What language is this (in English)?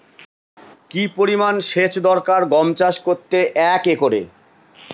Bangla